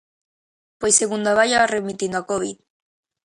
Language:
Galician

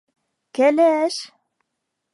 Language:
Bashkir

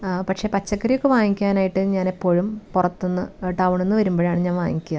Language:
Malayalam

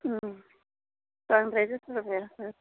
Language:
Bodo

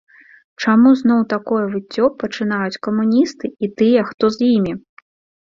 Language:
Belarusian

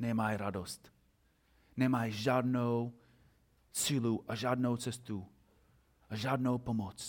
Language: Czech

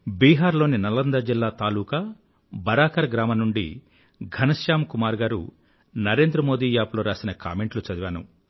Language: Telugu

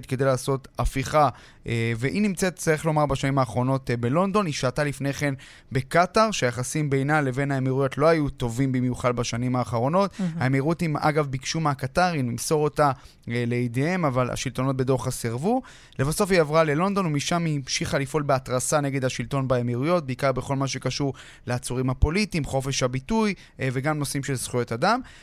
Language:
Hebrew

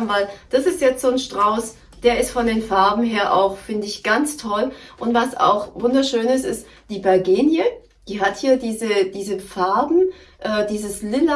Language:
German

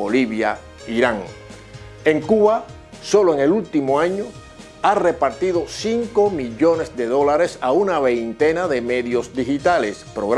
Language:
Spanish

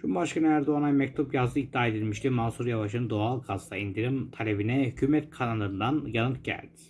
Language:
Turkish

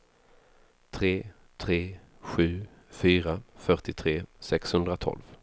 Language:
Swedish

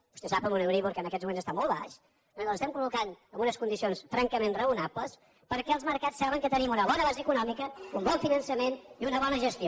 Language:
Catalan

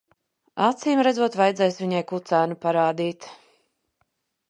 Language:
Latvian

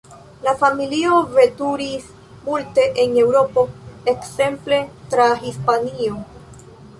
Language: Esperanto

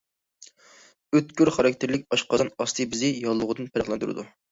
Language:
Uyghur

